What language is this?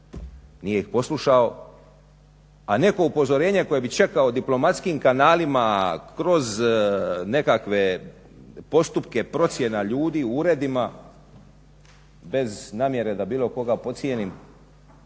Croatian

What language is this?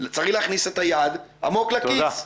Hebrew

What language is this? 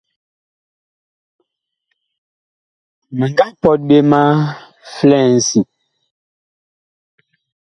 Bakoko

